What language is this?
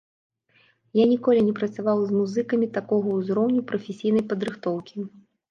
Belarusian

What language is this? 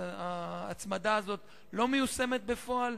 Hebrew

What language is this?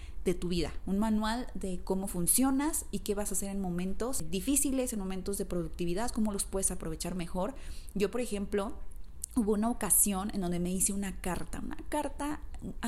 Spanish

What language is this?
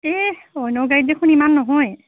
Assamese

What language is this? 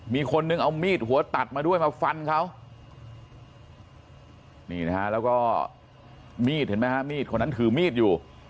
Thai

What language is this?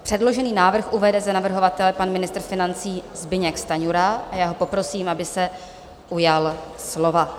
Czech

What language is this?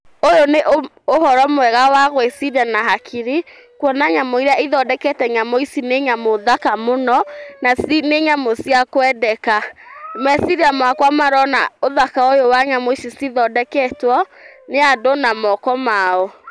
Kikuyu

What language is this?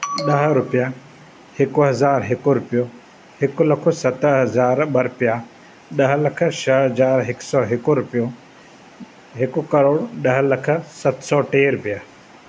Sindhi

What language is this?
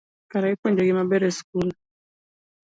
Luo (Kenya and Tanzania)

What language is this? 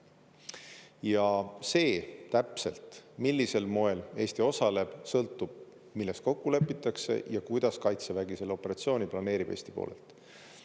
Estonian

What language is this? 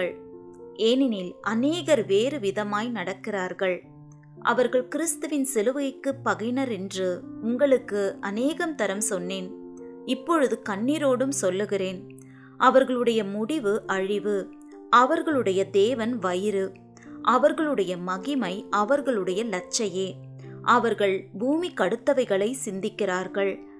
Tamil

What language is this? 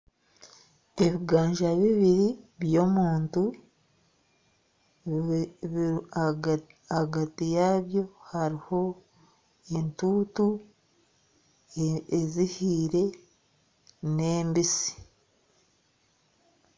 Nyankole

